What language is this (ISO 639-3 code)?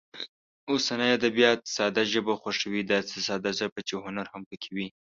pus